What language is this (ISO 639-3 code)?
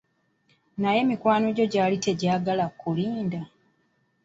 lug